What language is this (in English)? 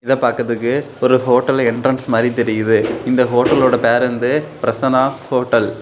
Tamil